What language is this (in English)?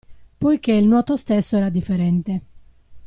Italian